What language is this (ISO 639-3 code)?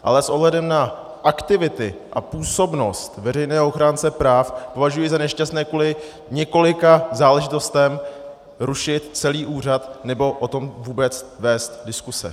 ces